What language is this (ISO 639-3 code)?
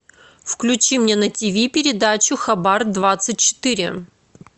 rus